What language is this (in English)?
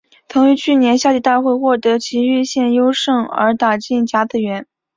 Chinese